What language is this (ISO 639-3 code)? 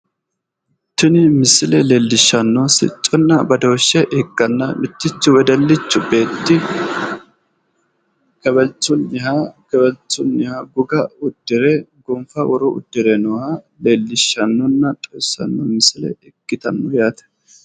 sid